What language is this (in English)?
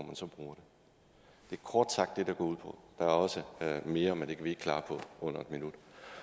Danish